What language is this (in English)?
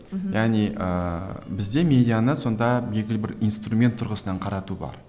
Kazakh